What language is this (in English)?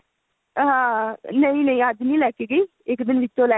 Punjabi